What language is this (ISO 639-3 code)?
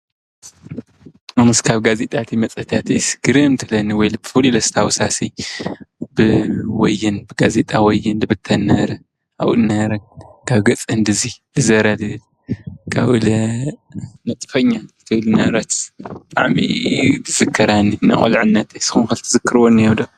tir